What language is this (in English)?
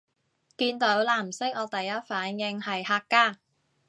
Cantonese